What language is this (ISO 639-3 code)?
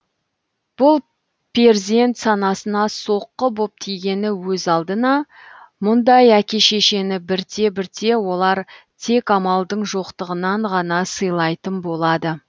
kaz